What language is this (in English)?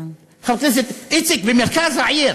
Hebrew